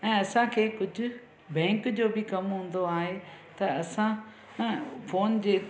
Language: Sindhi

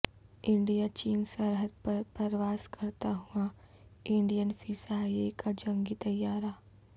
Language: Urdu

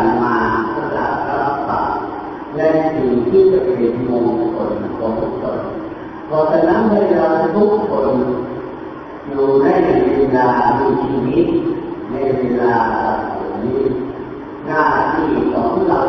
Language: Thai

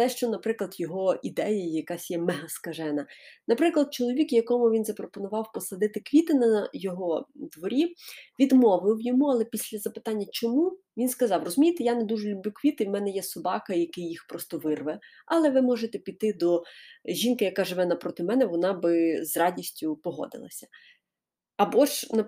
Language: Ukrainian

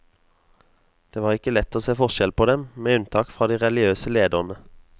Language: Norwegian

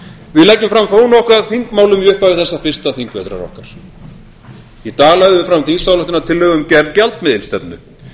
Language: Icelandic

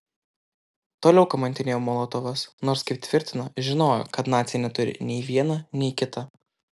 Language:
Lithuanian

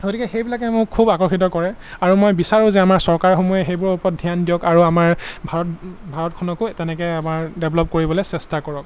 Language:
Assamese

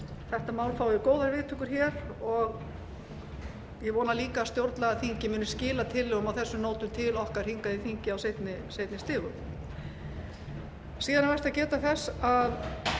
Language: Icelandic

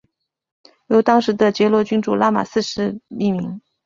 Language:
Chinese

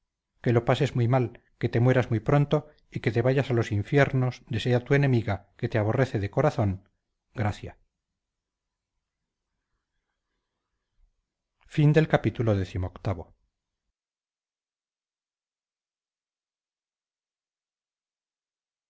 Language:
Spanish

